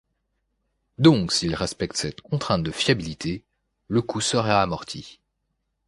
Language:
French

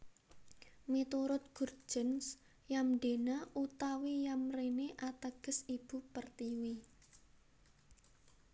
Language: Javanese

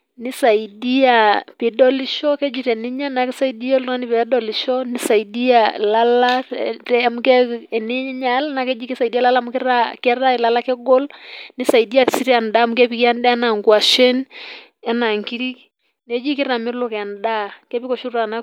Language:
Masai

